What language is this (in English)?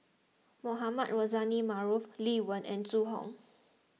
English